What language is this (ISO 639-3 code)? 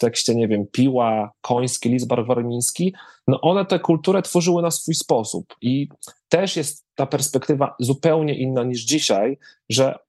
pol